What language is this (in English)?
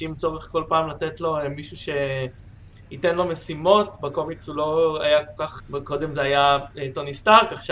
Hebrew